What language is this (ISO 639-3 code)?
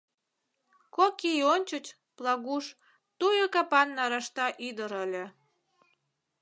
chm